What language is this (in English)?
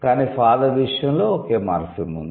Telugu